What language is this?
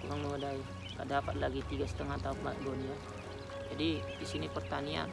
Indonesian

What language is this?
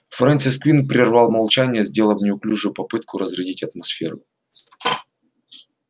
Russian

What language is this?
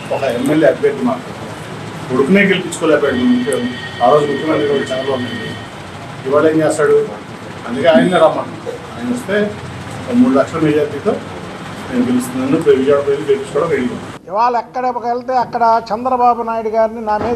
Telugu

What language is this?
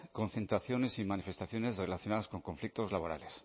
Spanish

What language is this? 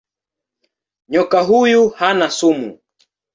Swahili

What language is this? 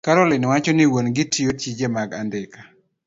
Luo (Kenya and Tanzania)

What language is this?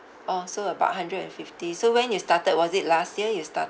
English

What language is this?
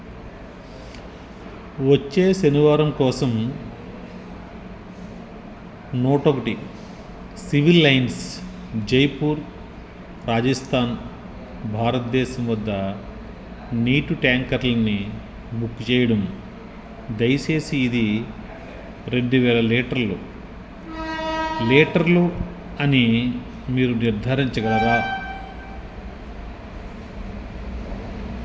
Telugu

